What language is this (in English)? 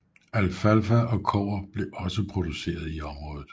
Danish